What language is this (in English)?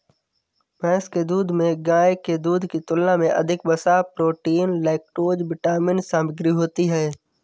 Hindi